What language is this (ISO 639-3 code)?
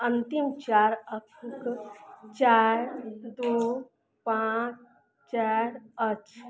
mai